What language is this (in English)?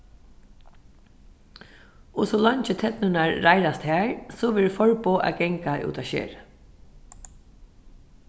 Faroese